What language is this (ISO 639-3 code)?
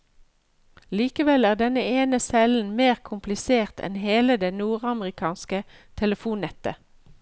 nor